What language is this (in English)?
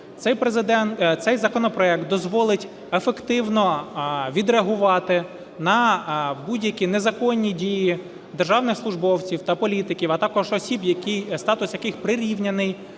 Ukrainian